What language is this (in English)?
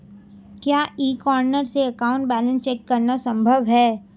Hindi